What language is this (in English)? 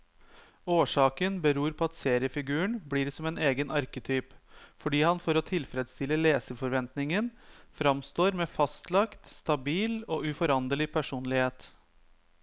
Norwegian